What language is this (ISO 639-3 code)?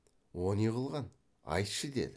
kaz